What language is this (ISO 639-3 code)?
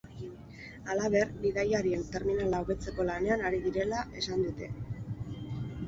eus